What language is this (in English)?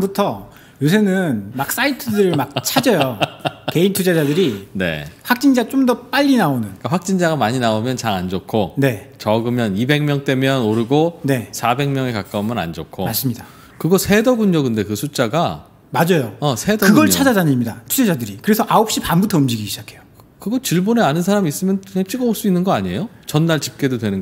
Korean